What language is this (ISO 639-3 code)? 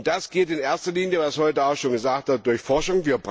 deu